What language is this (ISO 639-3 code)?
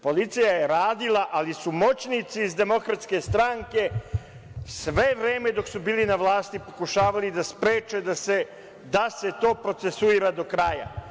srp